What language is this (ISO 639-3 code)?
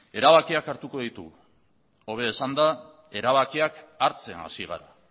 eus